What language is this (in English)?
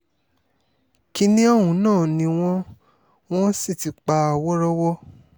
Yoruba